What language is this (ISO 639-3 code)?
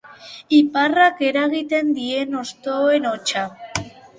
eus